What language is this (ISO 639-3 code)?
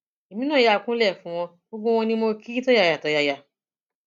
yor